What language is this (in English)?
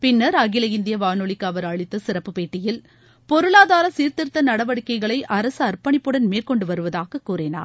Tamil